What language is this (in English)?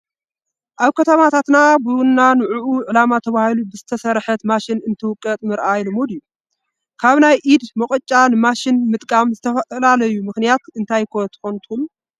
Tigrinya